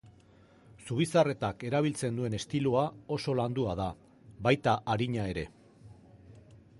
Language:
Basque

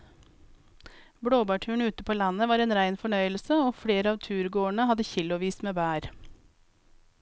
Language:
Norwegian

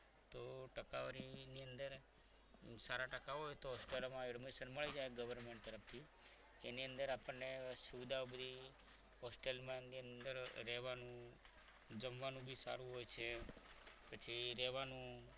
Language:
Gujarati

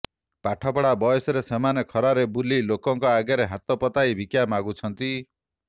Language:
Odia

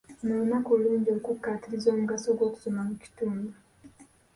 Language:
Ganda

